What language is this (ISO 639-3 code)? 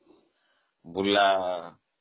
ori